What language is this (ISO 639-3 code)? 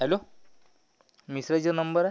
mar